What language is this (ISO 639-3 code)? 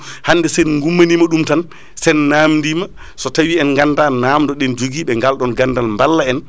ful